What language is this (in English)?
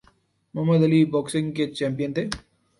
Urdu